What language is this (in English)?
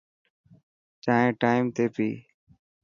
Dhatki